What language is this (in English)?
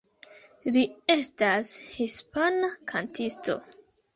Esperanto